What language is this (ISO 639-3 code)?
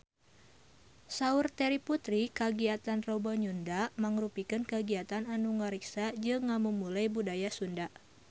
sun